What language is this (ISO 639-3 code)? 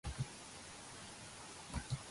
kat